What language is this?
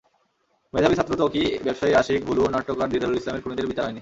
Bangla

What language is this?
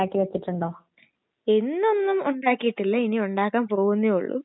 Malayalam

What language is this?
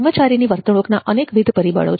Gujarati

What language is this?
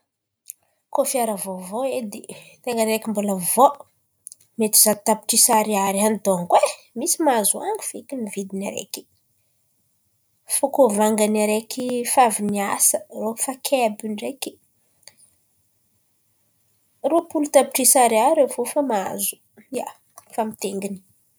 Antankarana Malagasy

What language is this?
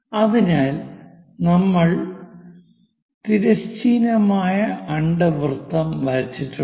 Malayalam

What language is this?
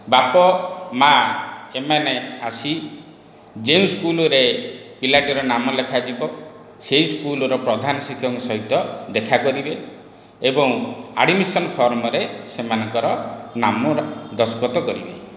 Odia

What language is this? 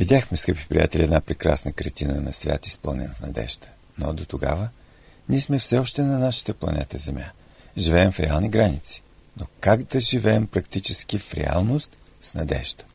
Bulgarian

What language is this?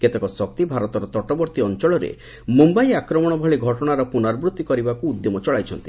Odia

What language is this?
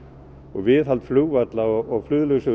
Icelandic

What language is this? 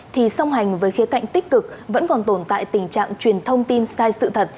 Vietnamese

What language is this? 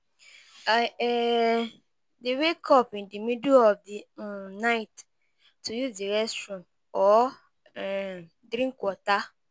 Nigerian Pidgin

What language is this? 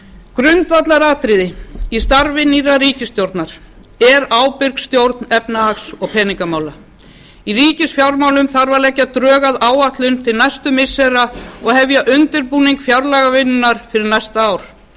Icelandic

